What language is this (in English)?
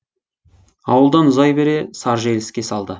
Kazakh